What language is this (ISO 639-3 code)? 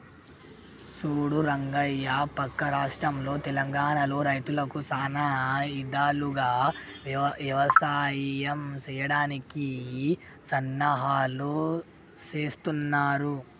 tel